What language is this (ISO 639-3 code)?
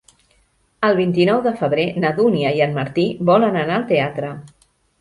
cat